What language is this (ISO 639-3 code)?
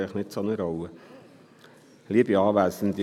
gsw